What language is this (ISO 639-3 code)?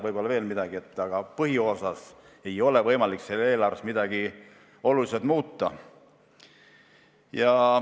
est